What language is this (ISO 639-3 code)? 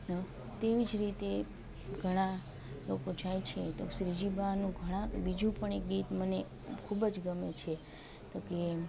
guj